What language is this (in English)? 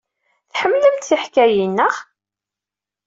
Kabyle